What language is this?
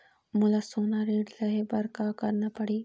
Chhattisgarhi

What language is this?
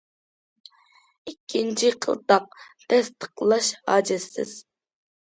Uyghur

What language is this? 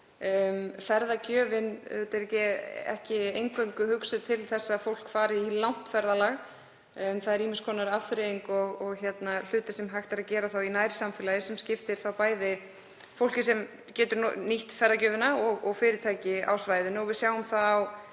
Icelandic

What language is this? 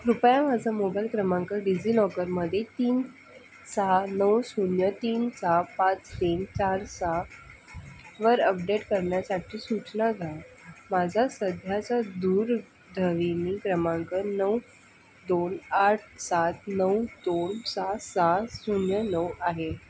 Marathi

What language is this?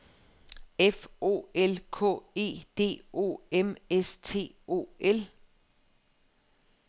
Danish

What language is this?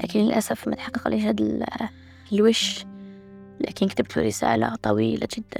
Arabic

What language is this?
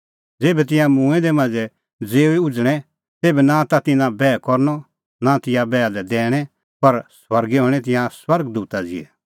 Kullu Pahari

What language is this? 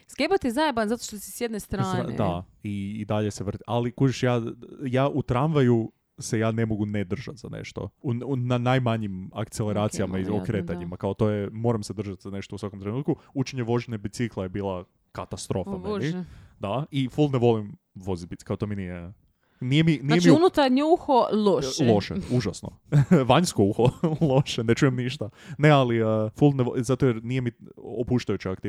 Croatian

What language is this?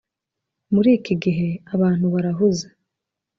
Kinyarwanda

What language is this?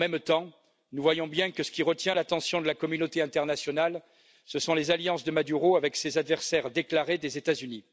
French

